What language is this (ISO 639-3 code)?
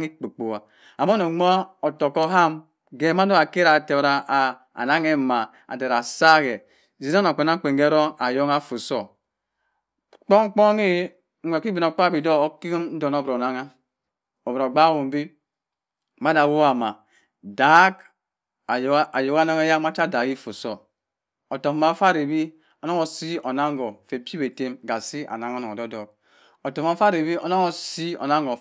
mfn